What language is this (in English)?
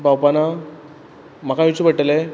Konkani